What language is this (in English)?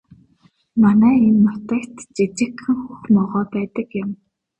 Mongolian